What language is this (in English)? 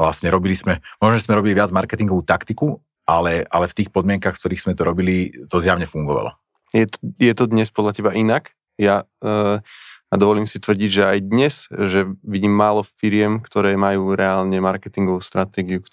Slovak